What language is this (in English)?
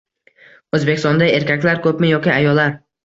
Uzbek